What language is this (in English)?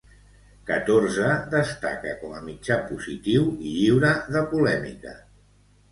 Catalan